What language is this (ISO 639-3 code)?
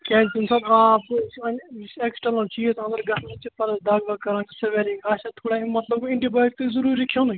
kas